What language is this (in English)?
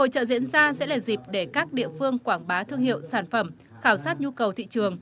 Vietnamese